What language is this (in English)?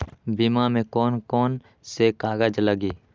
Magahi